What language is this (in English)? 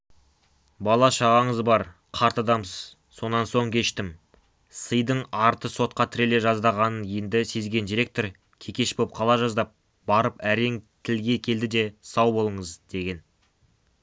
Kazakh